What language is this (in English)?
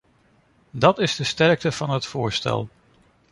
Dutch